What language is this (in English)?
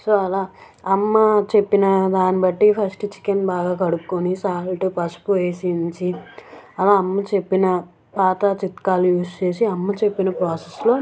Telugu